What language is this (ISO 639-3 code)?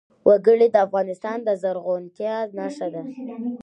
pus